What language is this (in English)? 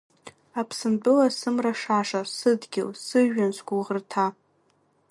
Abkhazian